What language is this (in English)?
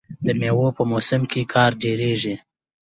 Pashto